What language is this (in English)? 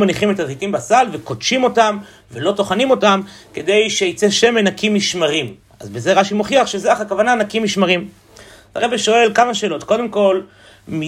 Hebrew